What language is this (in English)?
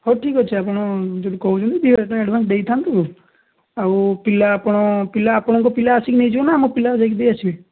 Odia